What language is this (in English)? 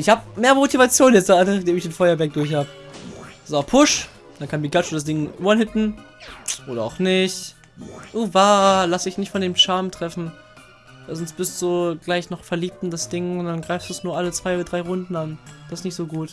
German